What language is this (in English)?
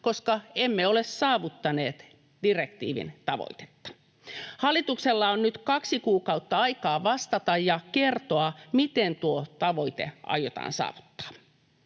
Finnish